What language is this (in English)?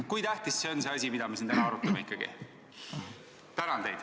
Estonian